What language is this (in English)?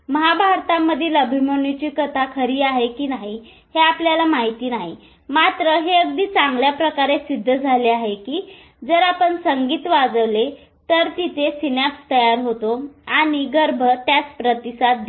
Marathi